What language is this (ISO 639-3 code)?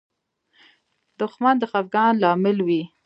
pus